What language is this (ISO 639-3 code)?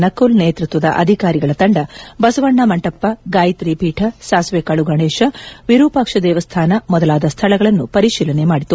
kan